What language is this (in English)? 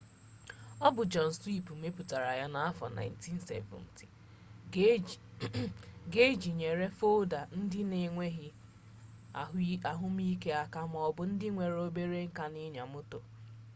Igbo